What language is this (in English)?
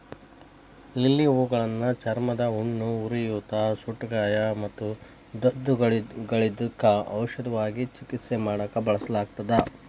Kannada